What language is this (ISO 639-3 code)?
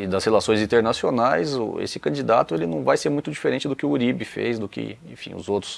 por